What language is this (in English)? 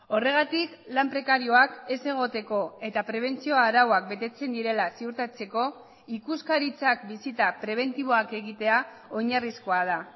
Basque